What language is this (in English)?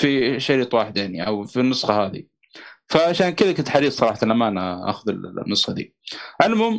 Arabic